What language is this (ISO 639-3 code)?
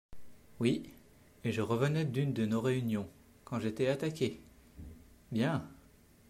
fra